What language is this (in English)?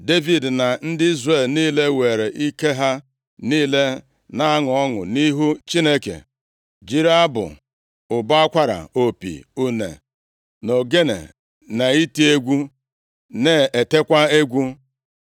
Igbo